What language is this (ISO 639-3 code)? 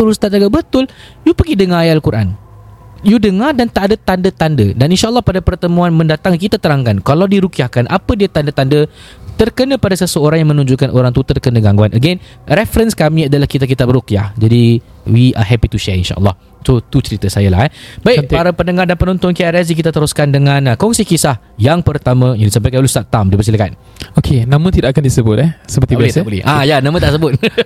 msa